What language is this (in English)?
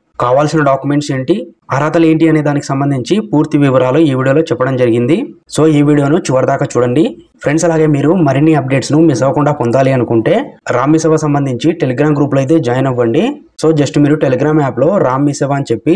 Telugu